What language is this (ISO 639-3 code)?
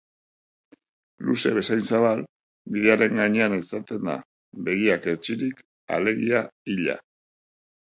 eus